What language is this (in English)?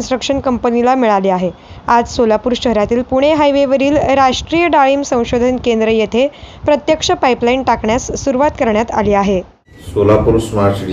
Romanian